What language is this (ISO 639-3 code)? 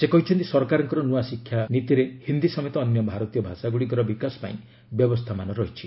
ori